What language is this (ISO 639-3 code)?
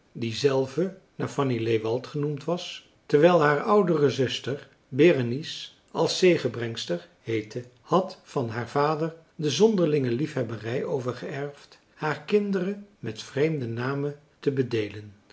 nld